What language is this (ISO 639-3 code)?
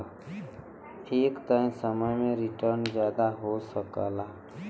bho